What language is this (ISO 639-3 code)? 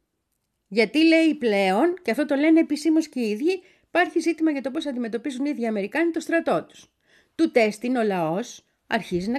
ell